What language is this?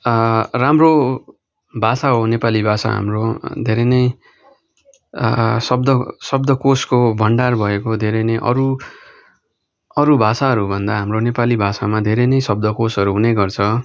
Nepali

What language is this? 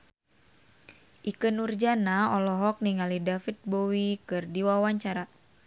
Sundanese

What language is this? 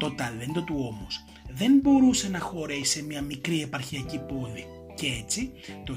Greek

